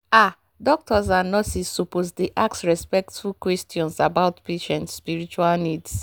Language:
Nigerian Pidgin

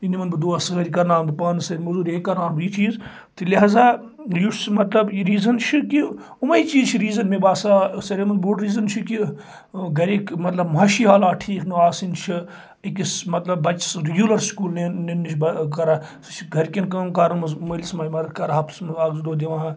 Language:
Kashmiri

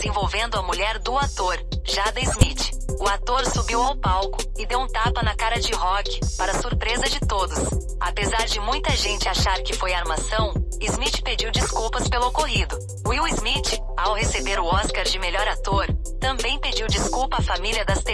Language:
Portuguese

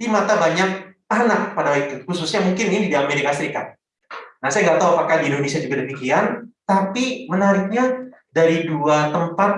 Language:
Indonesian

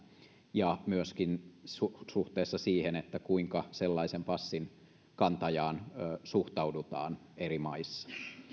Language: Finnish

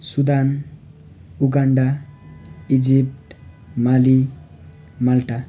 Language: Nepali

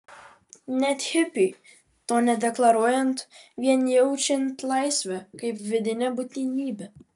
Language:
Lithuanian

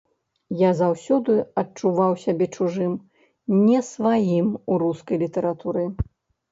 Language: Belarusian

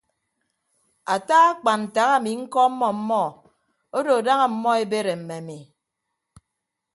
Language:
Ibibio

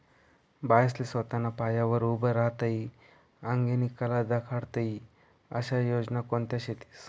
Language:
Marathi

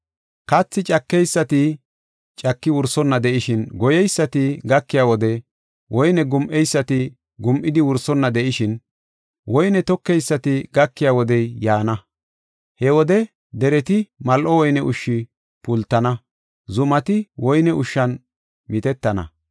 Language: Gofa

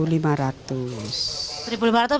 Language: Indonesian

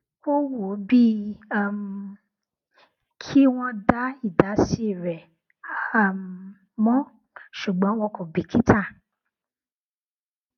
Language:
Yoruba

